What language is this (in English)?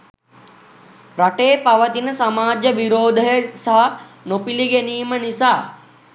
Sinhala